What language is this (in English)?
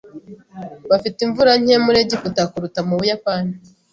Kinyarwanda